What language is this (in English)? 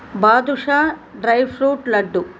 Telugu